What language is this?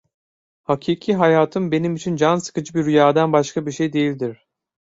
Turkish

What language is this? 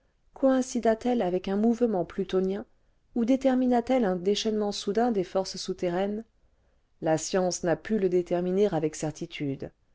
French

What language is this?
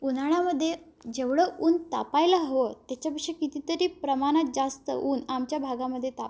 Marathi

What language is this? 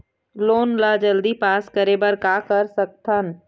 Chhattisgarhi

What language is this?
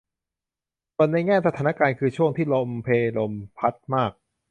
Thai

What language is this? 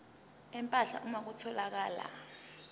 Zulu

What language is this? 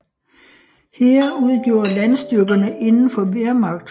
Danish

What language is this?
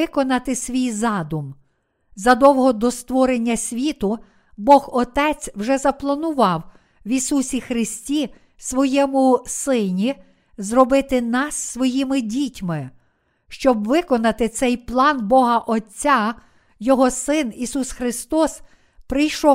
Ukrainian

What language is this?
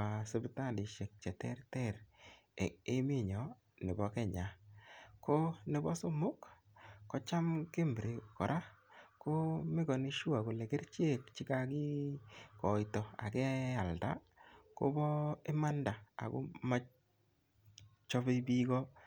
Kalenjin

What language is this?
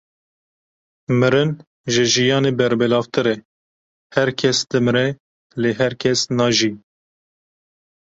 Kurdish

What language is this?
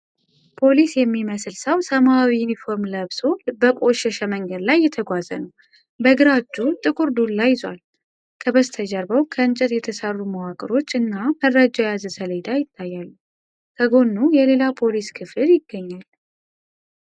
Amharic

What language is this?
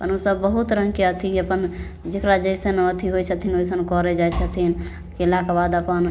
Maithili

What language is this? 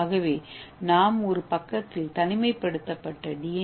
Tamil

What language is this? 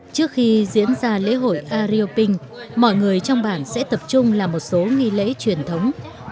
Vietnamese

